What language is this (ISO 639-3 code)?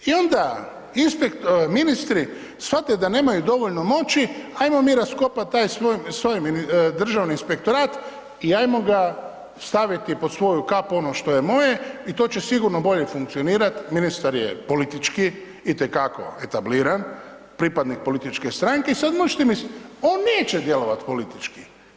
hrv